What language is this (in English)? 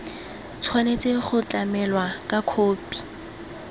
Tswana